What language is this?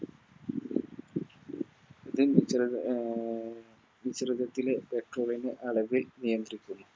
Malayalam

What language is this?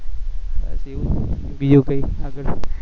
Gujarati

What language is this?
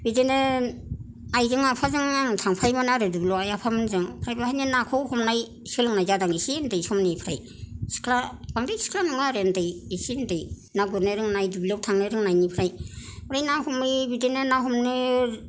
Bodo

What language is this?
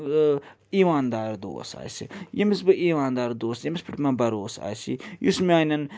Kashmiri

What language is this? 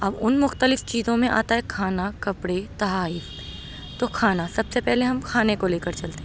Urdu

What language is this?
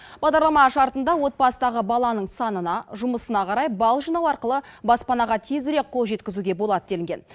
Kazakh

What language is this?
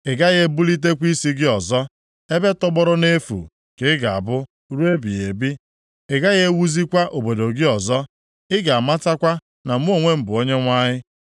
Igbo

